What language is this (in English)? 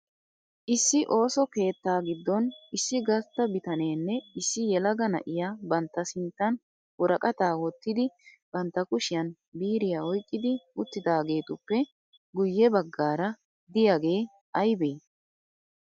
Wolaytta